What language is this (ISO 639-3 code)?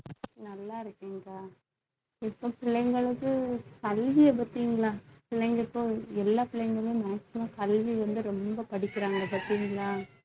tam